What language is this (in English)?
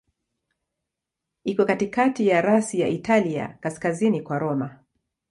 Swahili